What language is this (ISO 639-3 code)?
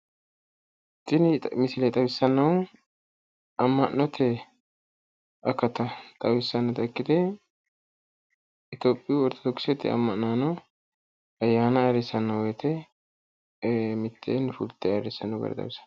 sid